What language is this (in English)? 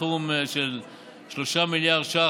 Hebrew